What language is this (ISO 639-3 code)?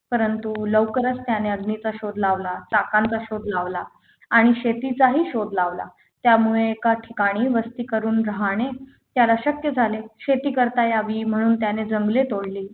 mar